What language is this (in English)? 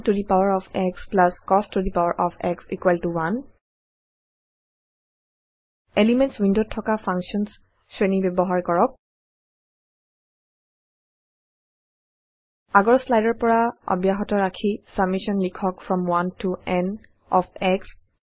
Assamese